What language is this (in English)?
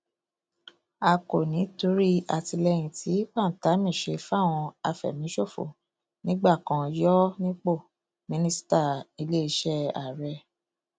Yoruba